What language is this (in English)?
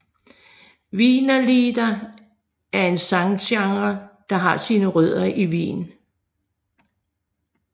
Danish